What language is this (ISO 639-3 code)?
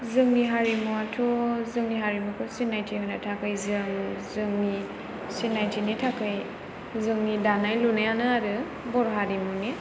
brx